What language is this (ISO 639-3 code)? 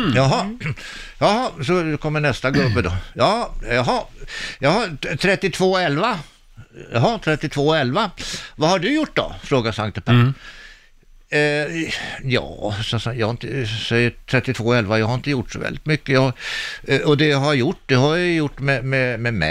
swe